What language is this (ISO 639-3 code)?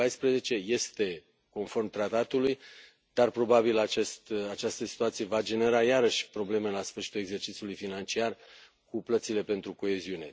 ron